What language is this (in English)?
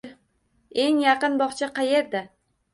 Uzbek